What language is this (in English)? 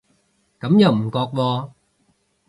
Cantonese